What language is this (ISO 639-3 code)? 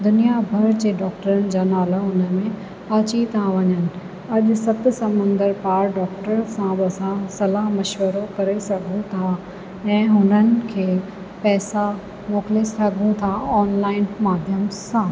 snd